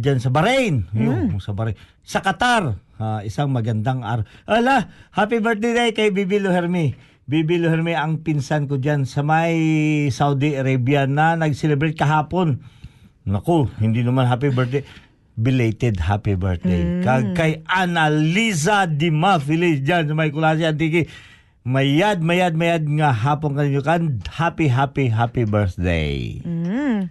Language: Filipino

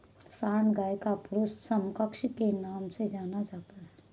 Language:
Hindi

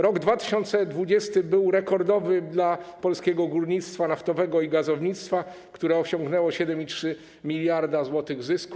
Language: Polish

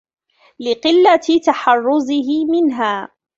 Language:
Arabic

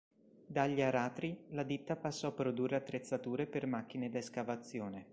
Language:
Italian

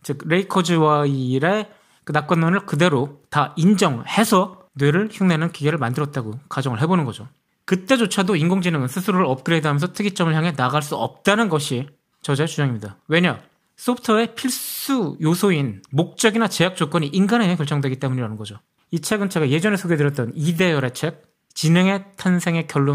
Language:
Korean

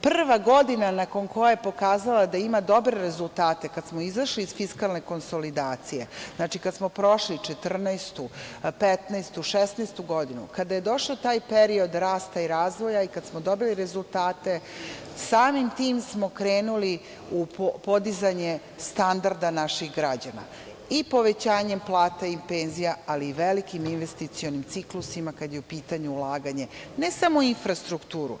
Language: Serbian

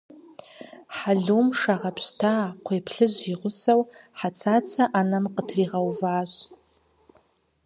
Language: Kabardian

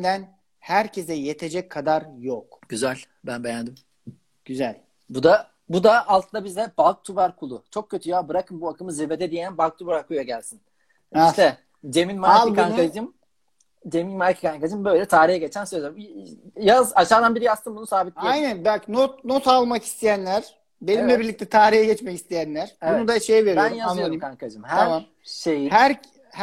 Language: Turkish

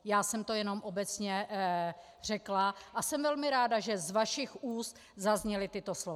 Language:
Czech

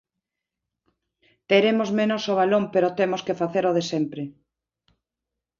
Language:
Galician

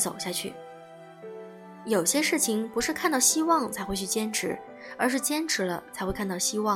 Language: Chinese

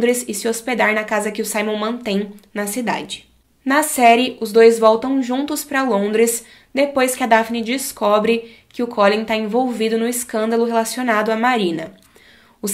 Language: Portuguese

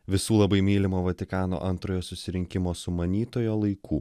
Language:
Lithuanian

